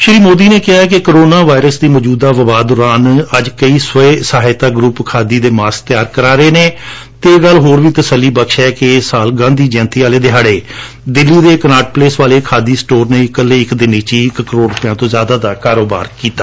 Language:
Punjabi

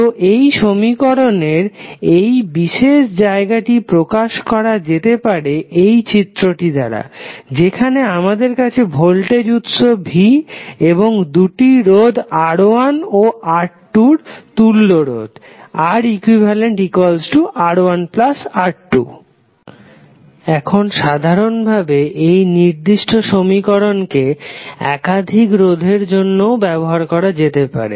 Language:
Bangla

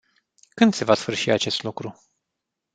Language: Romanian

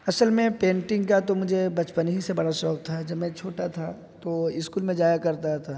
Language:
Urdu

